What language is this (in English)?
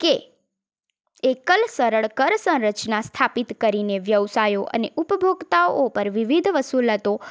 Gujarati